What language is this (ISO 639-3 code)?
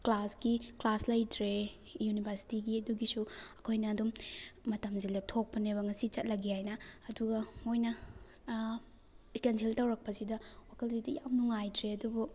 mni